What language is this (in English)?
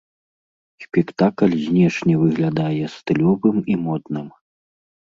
Belarusian